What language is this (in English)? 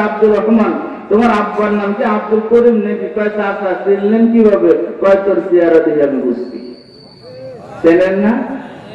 Arabic